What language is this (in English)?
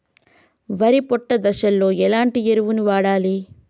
Telugu